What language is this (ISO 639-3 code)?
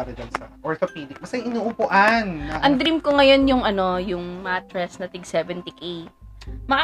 fil